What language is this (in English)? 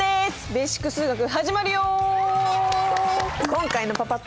Japanese